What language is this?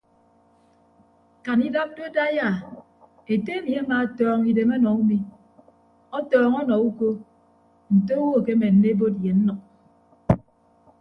Ibibio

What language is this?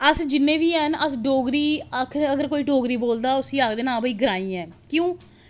Dogri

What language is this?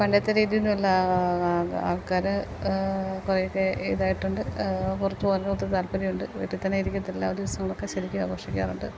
Malayalam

